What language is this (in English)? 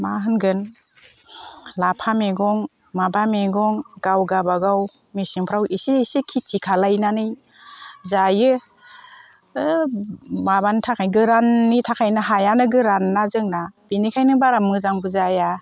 Bodo